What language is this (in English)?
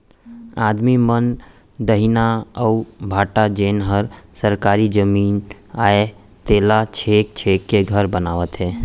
Chhattisgarhi